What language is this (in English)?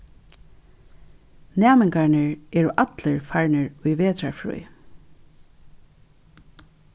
Faroese